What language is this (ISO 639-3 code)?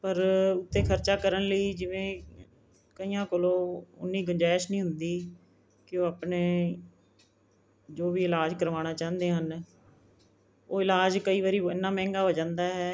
pan